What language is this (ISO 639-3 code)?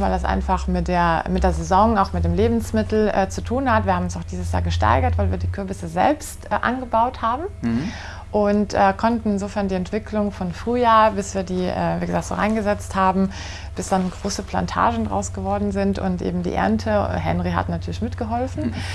deu